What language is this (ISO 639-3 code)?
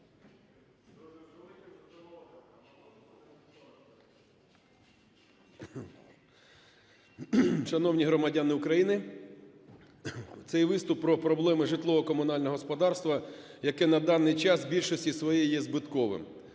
ukr